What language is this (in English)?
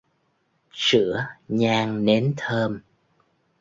Vietnamese